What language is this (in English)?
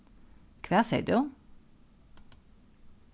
Faroese